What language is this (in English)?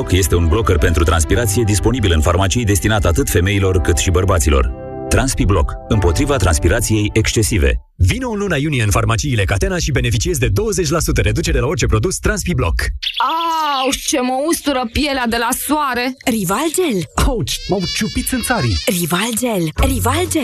Romanian